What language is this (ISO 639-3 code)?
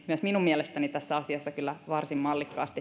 fin